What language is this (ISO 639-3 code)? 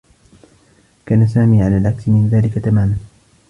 ara